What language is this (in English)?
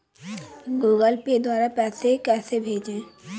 Hindi